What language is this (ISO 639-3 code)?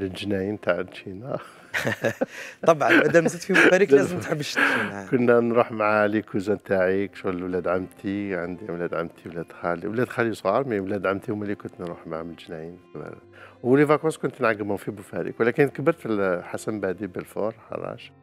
ara